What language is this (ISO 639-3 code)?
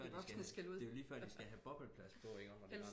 dan